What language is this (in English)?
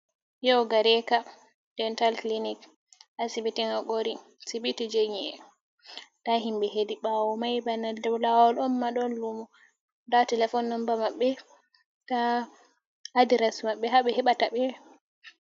Fula